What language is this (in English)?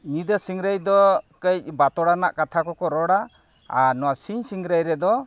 Santali